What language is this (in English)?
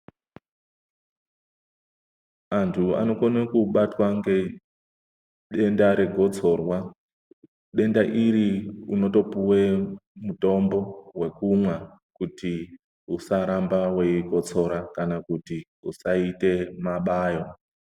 Ndau